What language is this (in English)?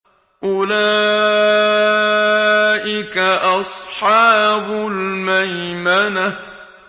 Arabic